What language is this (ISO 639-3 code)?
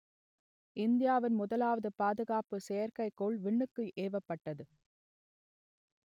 tam